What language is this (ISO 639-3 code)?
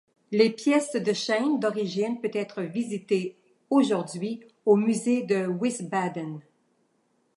fra